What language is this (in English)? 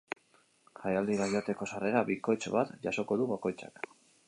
Basque